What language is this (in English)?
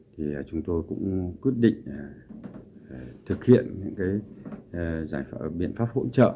Vietnamese